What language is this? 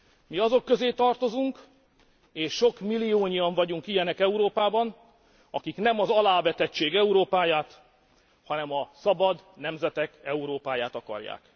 Hungarian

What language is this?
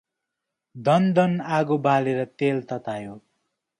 Nepali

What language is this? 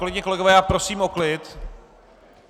Czech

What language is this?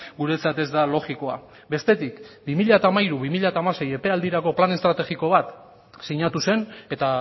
Basque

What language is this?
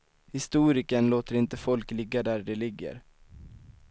Swedish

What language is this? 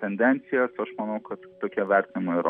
Lithuanian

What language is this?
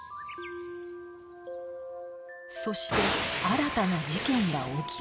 Japanese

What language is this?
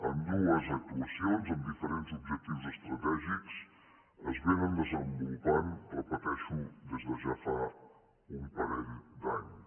Catalan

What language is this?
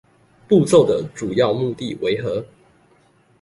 Chinese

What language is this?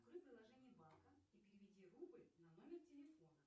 Russian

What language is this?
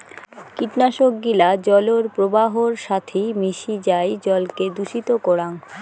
Bangla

